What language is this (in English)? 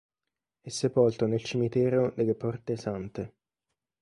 Italian